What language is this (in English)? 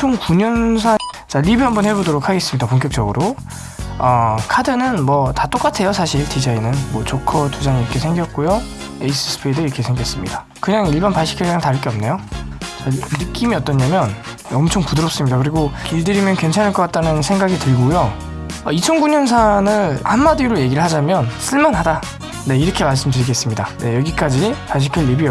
Korean